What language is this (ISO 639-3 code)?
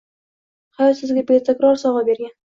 uzb